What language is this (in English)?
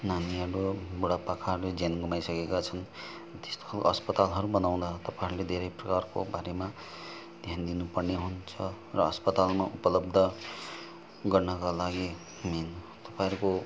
Nepali